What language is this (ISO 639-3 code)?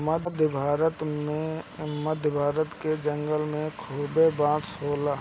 bho